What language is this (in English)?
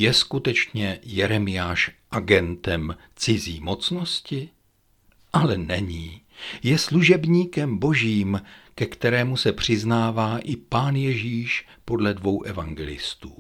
Czech